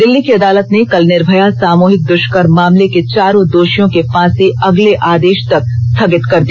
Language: Hindi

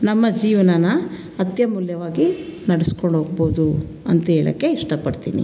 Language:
Kannada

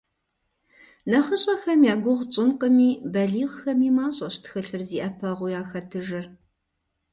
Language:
Kabardian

